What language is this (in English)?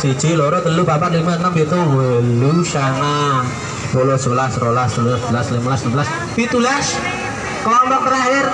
Indonesian